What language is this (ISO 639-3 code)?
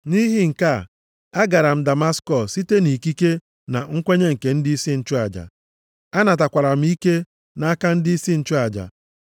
ibo